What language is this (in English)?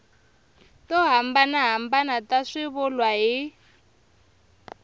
Tsonga